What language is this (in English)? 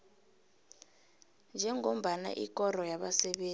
South Ndebele